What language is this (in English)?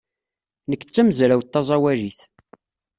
Kabyle